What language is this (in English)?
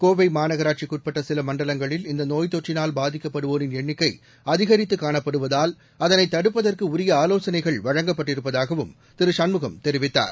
Tamil